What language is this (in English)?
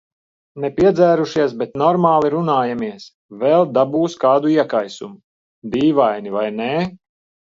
Latvian